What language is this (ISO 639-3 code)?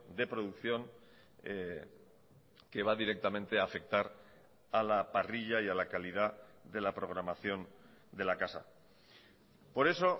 spa